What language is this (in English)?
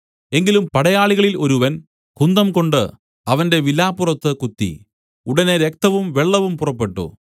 Malayalam